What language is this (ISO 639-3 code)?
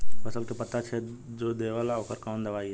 bho